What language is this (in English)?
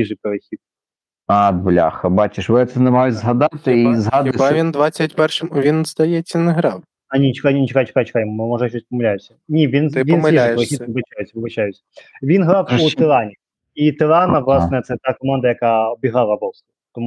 Ukrainian